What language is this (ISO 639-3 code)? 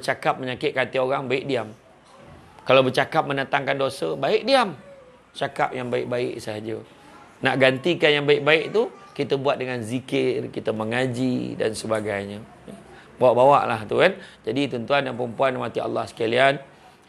msa